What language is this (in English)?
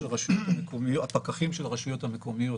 Hebrew